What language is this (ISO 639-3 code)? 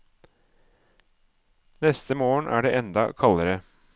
nor